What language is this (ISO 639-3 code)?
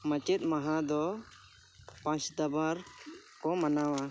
sat